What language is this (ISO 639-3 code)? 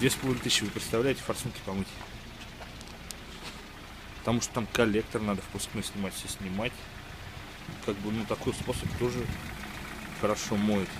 rus